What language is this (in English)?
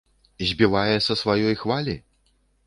Belarusian